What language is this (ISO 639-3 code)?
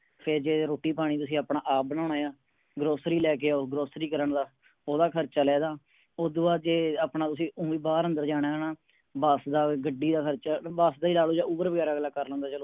pan